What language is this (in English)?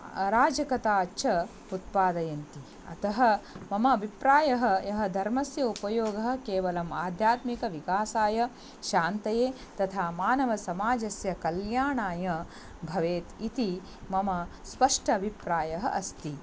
Sanskrit